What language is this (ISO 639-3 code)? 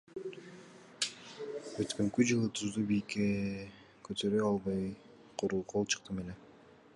kir